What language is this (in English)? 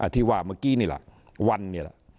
Thai